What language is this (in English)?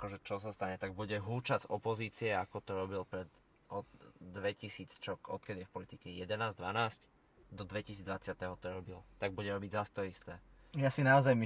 Slovak